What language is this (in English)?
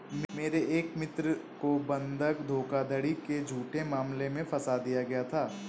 Hindi